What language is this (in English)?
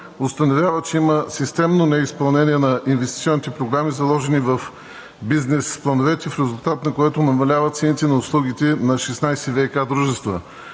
Bulgarian